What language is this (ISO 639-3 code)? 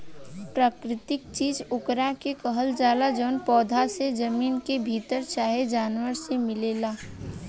bho